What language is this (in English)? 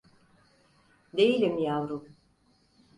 Turkish